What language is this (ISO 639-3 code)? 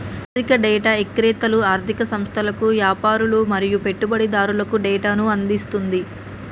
tel